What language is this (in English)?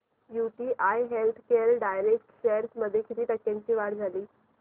Marathi